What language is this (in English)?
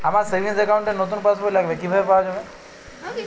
Bangla